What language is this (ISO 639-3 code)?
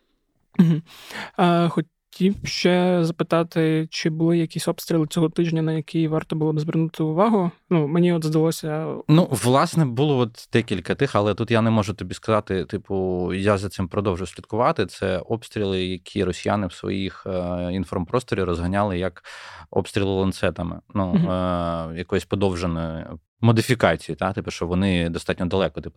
ukr